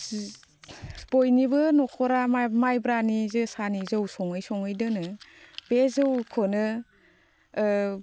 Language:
Bodo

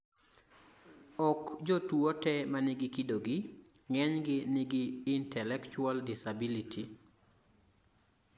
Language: Luo (Kenya and Tanzania)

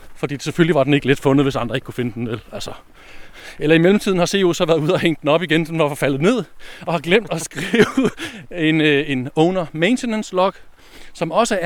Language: Danish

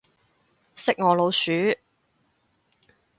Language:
Cantonese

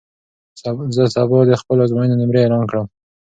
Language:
Pashto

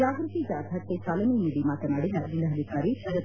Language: Kannada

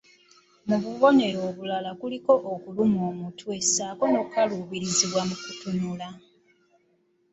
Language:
Ganda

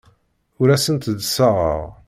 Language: Kabyle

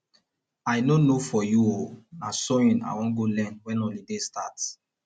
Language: Nigerian Pidgin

